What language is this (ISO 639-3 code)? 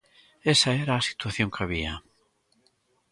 glg